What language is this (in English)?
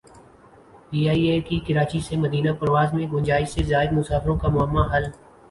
Urdu